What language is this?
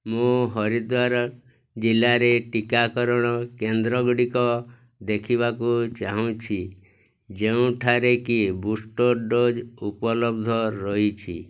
Odia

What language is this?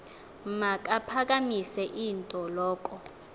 Xhosa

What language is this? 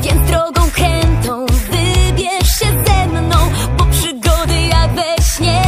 Polish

